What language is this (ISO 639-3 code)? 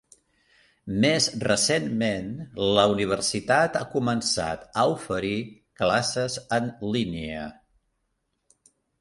cat